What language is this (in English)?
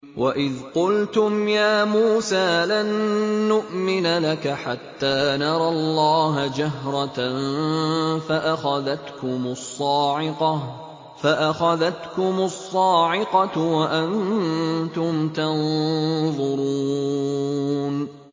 Arabic